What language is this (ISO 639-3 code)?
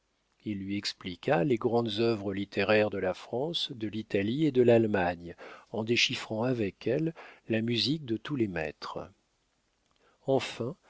fra